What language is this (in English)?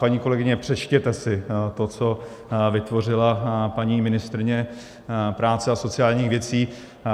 Czech